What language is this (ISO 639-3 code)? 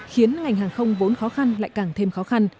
vie